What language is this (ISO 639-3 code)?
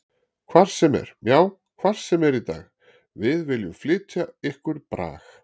isl